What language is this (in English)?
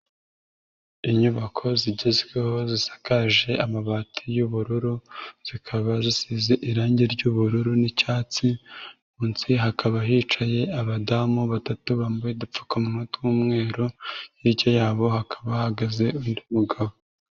Kinyarwanda